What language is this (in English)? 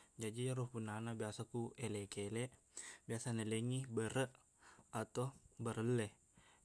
Buginese